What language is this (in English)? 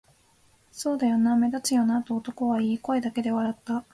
Japanese